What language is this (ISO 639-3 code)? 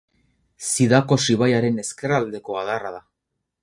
eus